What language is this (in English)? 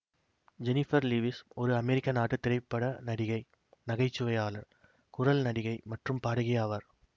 Tamil